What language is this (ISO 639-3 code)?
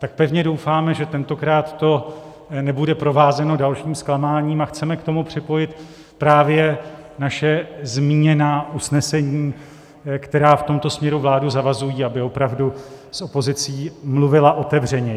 ces